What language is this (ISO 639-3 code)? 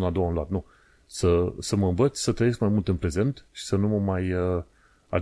ron